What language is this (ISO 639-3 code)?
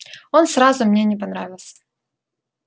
rus